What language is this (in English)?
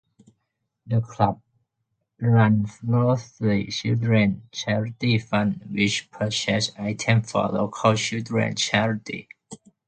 English